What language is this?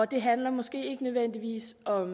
Danish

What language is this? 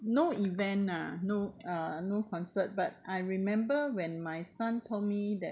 English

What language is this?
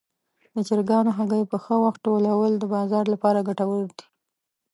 Pashto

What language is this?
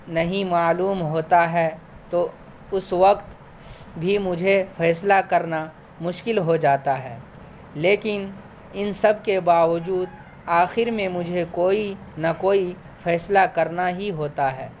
Urdu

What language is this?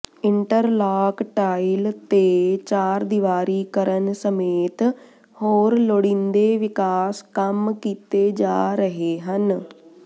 Punjabi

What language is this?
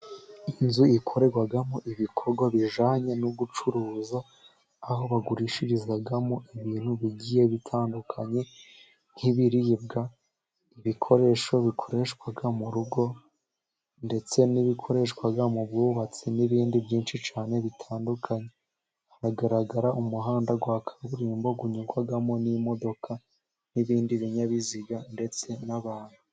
Kinyarwanda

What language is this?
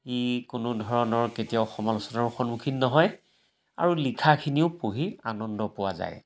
Assamese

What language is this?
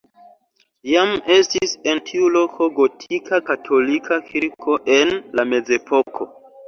Esperanto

